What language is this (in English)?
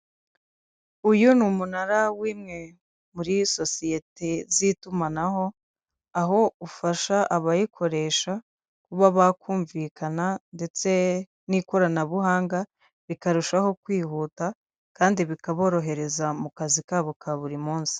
Kinyarwanda